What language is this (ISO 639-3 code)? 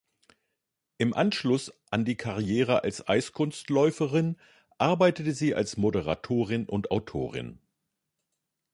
deu